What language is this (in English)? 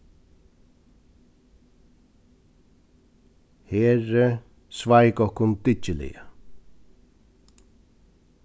Faroese